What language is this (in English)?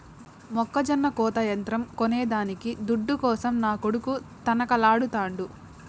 Telugu